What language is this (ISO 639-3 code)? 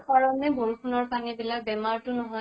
asm